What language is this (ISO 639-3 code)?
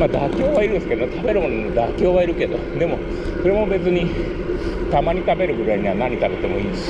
jpn